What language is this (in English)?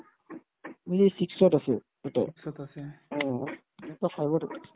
Assamese